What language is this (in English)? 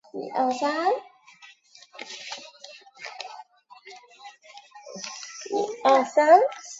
Chinese